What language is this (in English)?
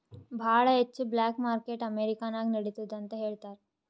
Kannada